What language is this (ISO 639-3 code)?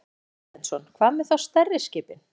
isl